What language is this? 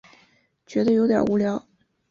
Chinese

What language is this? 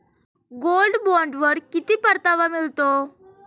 Marathi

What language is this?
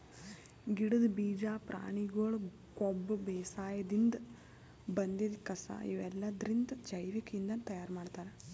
Kannada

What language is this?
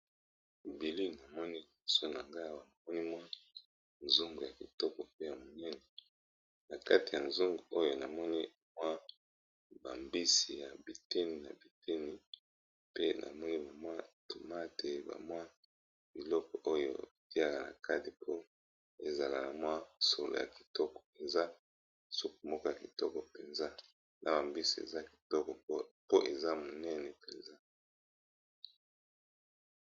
Lingala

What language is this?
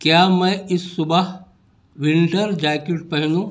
Urdu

